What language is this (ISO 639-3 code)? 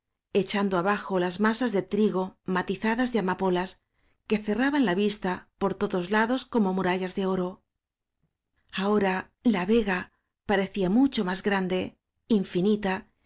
spa